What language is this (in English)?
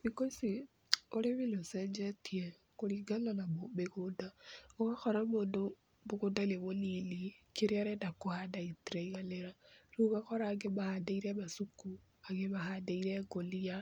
Kikuyu